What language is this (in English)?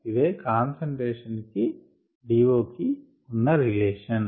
Telugu